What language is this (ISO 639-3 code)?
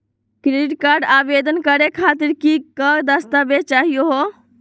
mag